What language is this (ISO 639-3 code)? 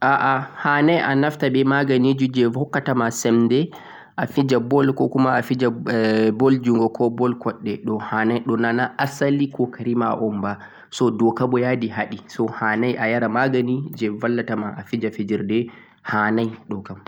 fuq